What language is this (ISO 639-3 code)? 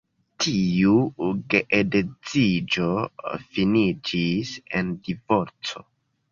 epo